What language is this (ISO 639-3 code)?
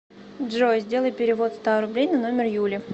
rus